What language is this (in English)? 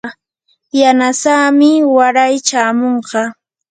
Yanahuanca Pasco Quechua